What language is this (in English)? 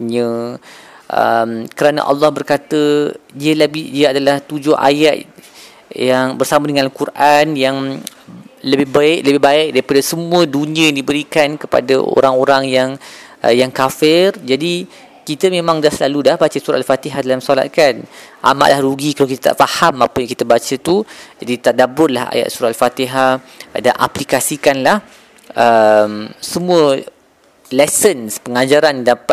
Malay